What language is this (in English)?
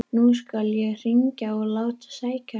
Icelandic